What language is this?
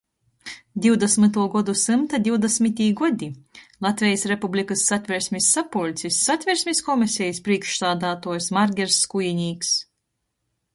Latgalian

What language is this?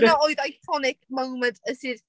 Welsh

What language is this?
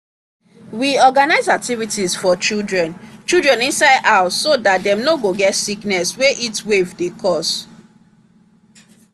Nigerian Pidgin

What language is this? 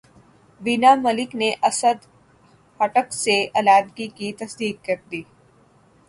Urdu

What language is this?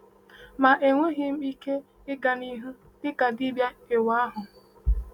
Igbo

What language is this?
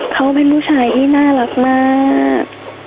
Thai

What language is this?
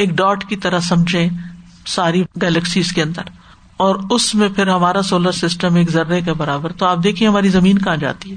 Urdu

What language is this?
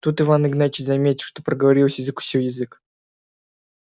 Russian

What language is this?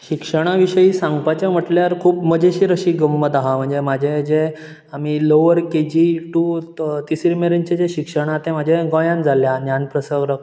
Konkani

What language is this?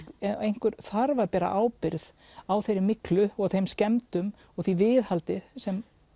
Icelandic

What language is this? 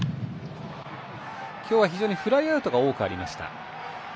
Japanese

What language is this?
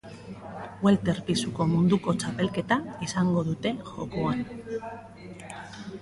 Basque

